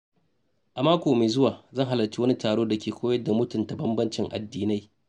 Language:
Hausa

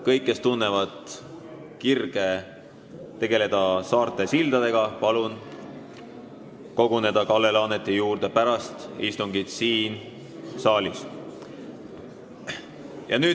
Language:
Estonian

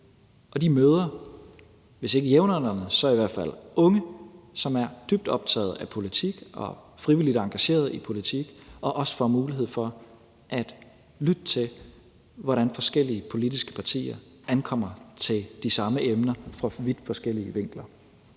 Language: Danish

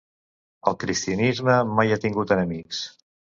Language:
Catalan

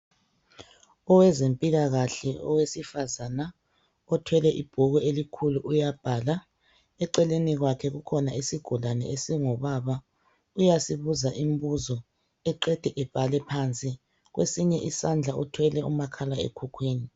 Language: North Ndebele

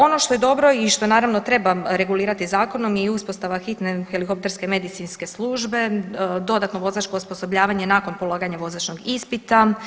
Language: Croatian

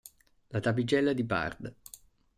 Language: Italian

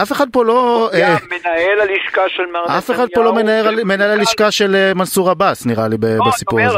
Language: Hebrew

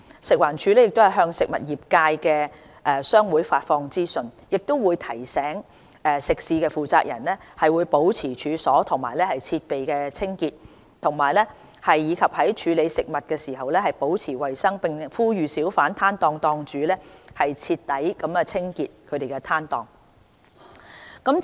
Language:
Cantonese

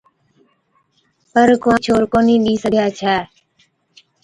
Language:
Od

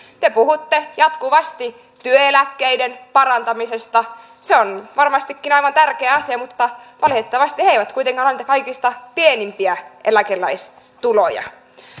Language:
Finnish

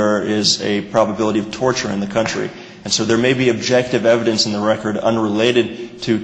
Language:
English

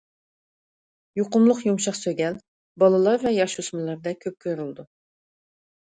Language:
Uyghur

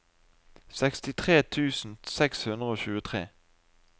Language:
Norwegian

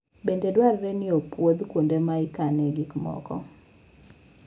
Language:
Luo (Kenya and Tanzania)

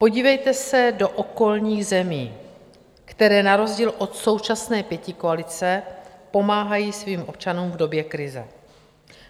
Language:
Czech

